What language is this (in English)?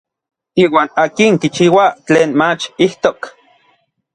Orizaba Nahuatl